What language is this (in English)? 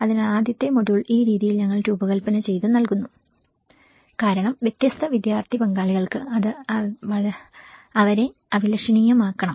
Malayalam